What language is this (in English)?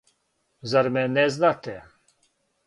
Serbian